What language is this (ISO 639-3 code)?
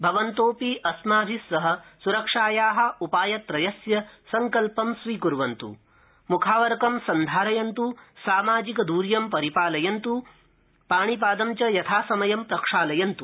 san